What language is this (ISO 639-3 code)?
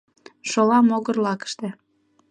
chm